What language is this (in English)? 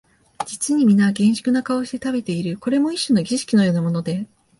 Japanese